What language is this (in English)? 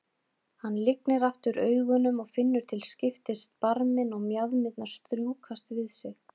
Icelandic